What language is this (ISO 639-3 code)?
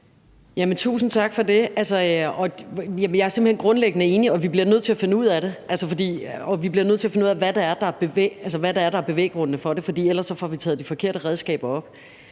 dan